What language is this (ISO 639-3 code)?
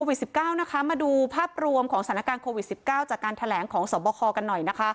tha